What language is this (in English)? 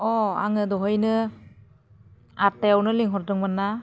Bodo